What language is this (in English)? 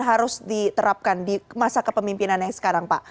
Indonesian